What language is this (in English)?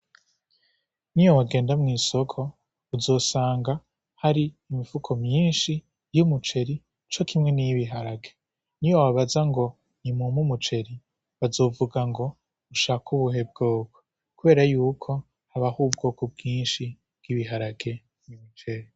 Rundi